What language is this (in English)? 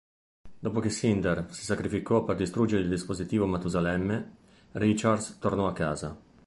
Italian